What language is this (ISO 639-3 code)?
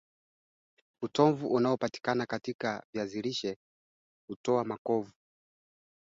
swa